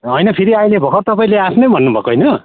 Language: Nepali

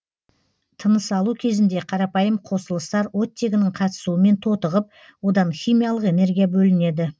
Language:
Kazakh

